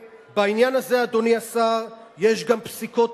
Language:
Hebrew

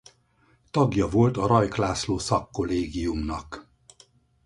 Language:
Hungarian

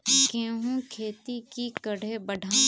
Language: Magahi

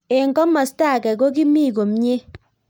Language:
Kalenjin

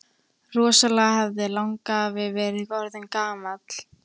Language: Icelandic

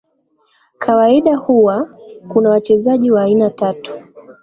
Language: Swahili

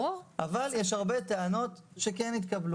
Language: Hebrew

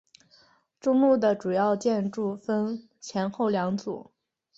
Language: Chinese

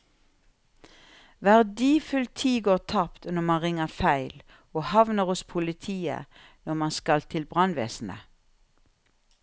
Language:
Norwegian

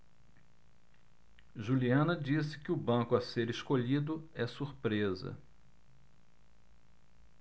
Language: Portuguese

